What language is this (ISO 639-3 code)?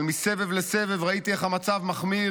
heb